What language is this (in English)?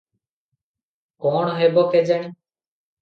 Odia